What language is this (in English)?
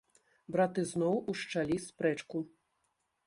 Belarusian